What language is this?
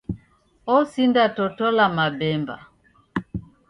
Taita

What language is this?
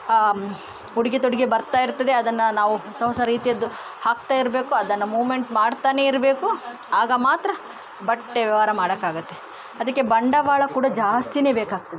Kannada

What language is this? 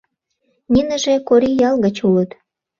Mari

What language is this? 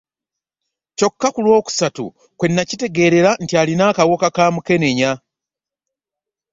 Ganda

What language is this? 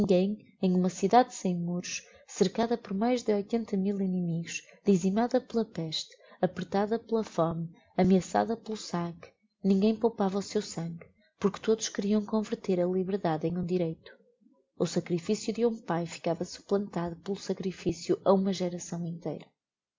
Portuguese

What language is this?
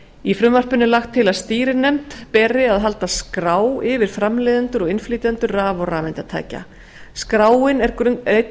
Icelandic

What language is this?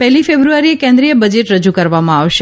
Gujarati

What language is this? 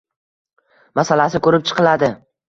Uzbek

